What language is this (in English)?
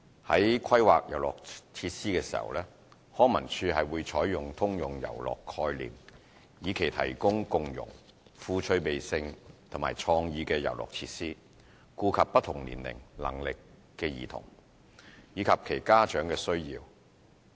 Cantonese